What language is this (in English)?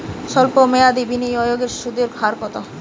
Bangla